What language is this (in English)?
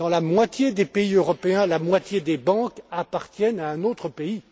French